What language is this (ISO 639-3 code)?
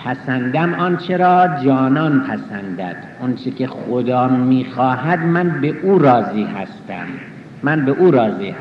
fas